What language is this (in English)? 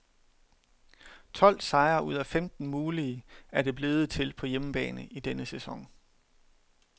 Danish